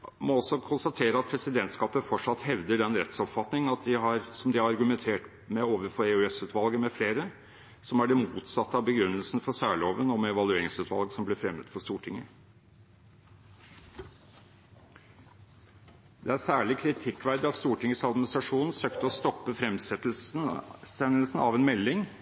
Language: Norwegian Bokmål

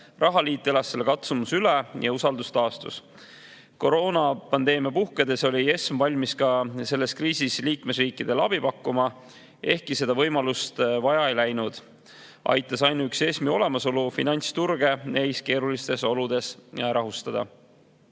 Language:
Estonian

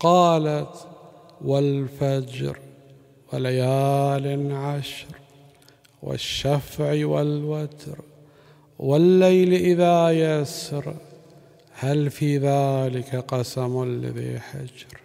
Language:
Arabic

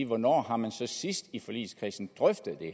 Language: Danish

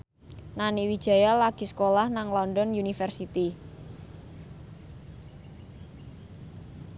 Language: Javanese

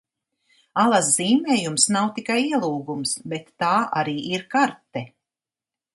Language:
Latvian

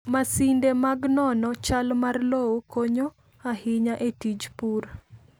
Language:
Luo (Kenya and Tanzania)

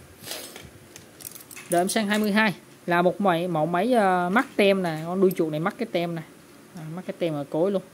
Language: Vietnamese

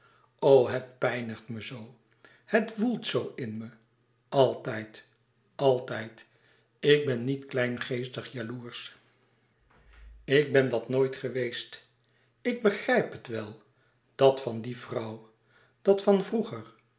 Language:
Dutch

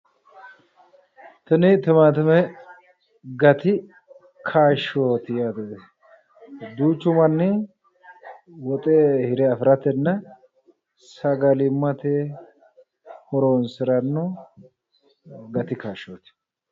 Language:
Sidamo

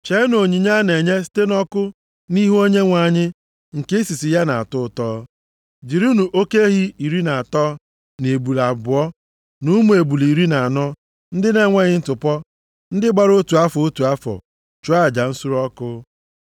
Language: Igbo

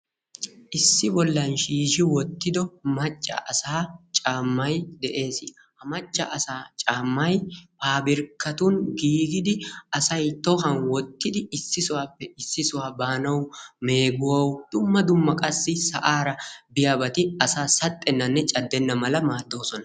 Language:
Wolaytta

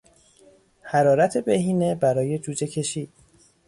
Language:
Persian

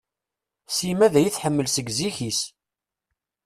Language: Kabyle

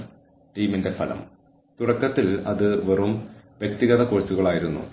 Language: Malayalam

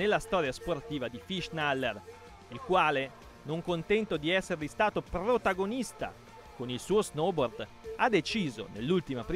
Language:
Italian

